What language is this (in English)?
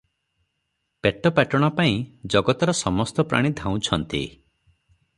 Odia